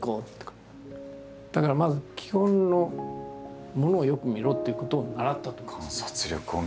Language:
Japanese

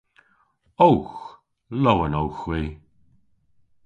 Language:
Cornish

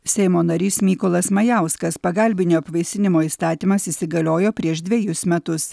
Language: Lithuanian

